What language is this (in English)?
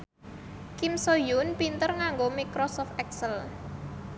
Javanese